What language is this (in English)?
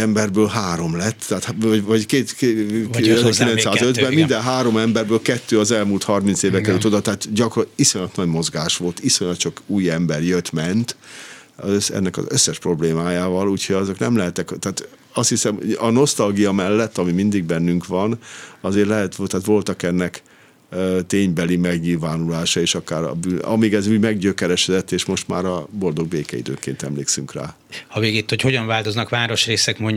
Hungarian